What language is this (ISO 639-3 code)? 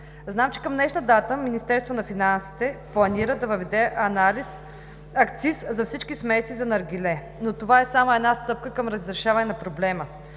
bul